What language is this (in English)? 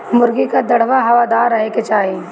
Bhojpuri